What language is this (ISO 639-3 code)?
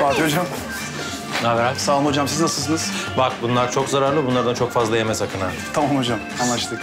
tur